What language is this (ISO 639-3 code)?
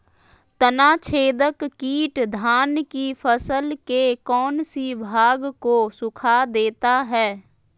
mag